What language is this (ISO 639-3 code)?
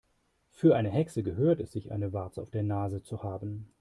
deu